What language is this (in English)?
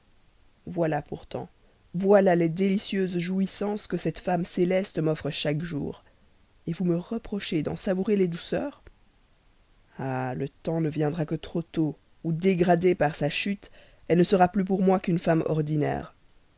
French